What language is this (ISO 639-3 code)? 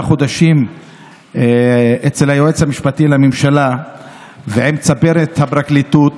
heb